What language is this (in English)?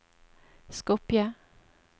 Norwegian